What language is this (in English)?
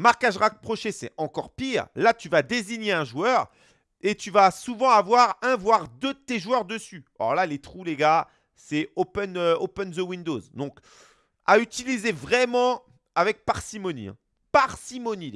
French